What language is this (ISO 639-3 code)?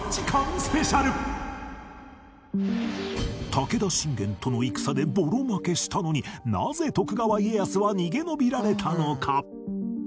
jpn